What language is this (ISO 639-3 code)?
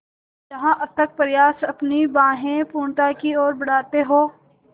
hin